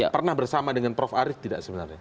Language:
Indonesian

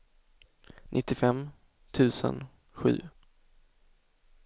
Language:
Swedish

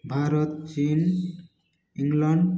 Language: Odia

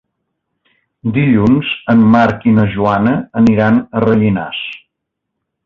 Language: Catalan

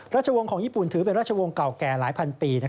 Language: Thai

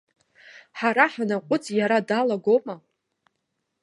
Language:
Abkhazian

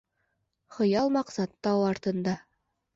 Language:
Bashkir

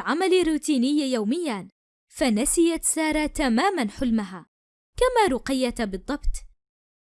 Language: Arabic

